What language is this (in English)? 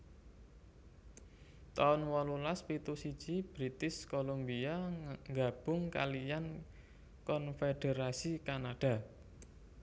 Javanese